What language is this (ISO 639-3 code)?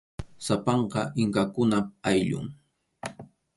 qxu